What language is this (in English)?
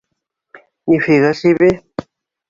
Bashkir